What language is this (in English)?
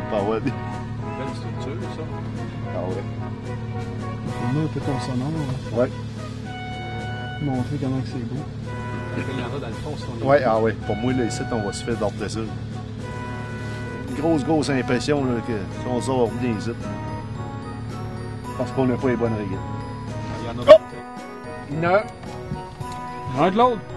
French